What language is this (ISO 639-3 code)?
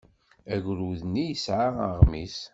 kab